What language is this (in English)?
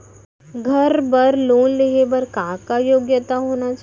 Chhattisgarhi